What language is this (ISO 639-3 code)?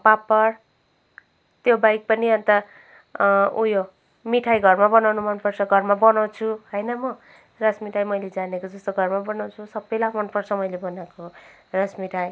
nep